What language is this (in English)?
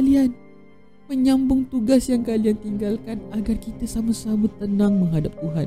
Malay